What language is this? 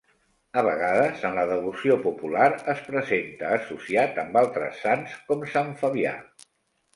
Catalan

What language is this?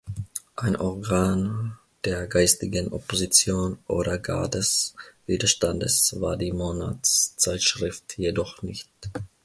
German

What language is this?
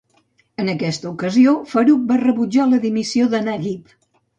Catalan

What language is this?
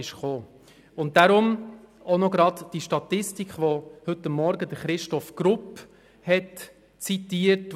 Swiss German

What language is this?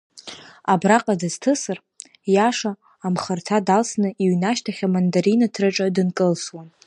Abkhazian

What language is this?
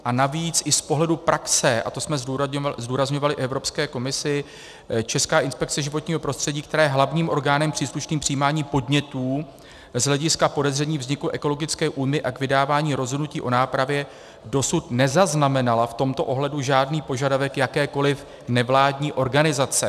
Czech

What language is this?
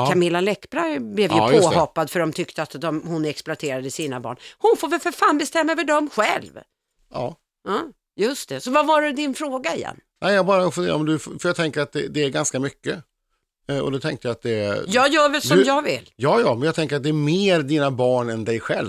Swedish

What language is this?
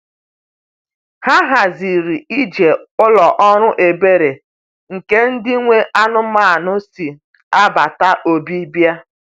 Igbo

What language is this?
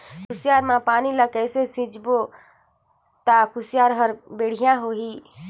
Chhattisgarhi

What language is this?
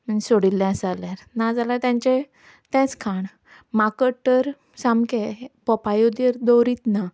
Konkani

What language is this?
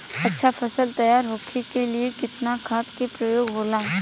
Bhojpuri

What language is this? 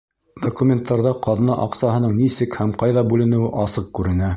Bashkir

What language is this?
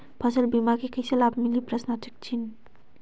Chhattisgarhi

